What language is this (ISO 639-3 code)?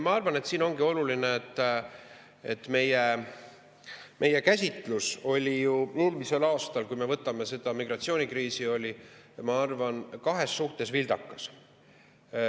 est